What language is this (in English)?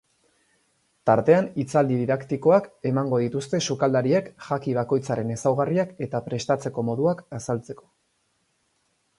Basque